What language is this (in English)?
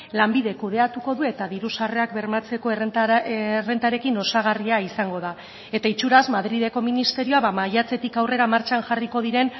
Basque